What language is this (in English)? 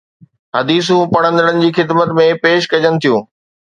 Sindhi